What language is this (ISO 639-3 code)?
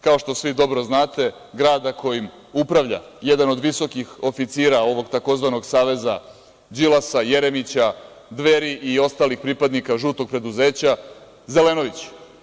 srp